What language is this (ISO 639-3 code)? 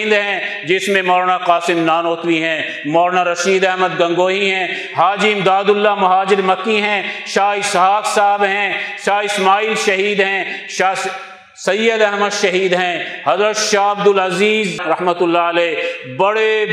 urd